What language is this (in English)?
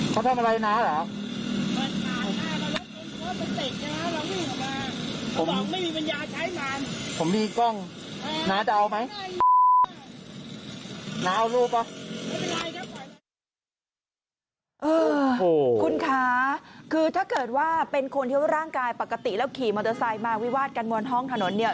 Thai